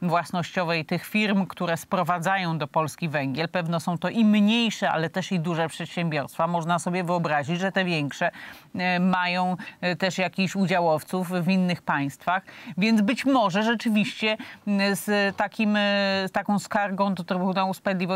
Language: Polish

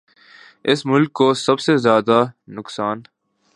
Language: Urdu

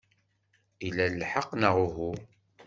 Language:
Kabyle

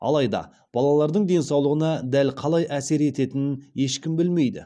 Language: Kazakh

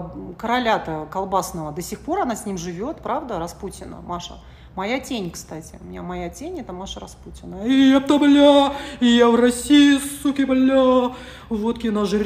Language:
Russian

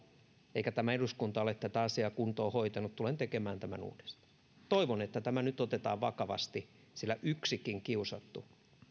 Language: Finnish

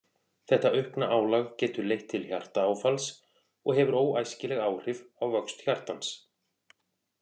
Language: Icelandic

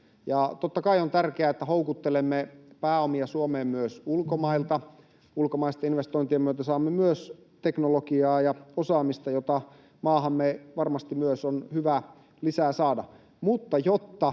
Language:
Finnish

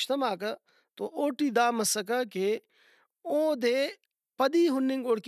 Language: Brahui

